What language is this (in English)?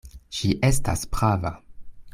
Esperanto